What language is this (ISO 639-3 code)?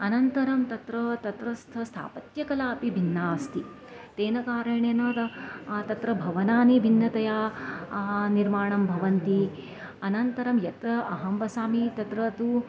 san